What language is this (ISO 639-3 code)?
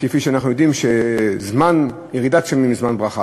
heb